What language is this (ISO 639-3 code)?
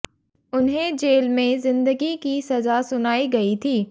hin